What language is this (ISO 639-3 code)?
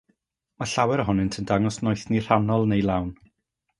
cym